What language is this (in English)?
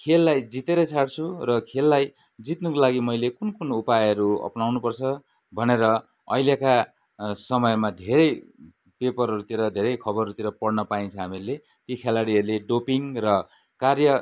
Nepali